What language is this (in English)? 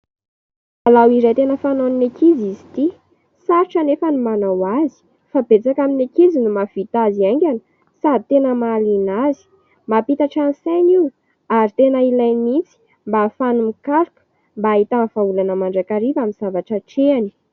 Malagasy